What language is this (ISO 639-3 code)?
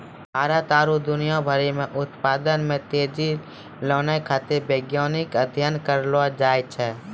mai